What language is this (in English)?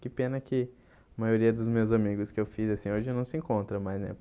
Portuguese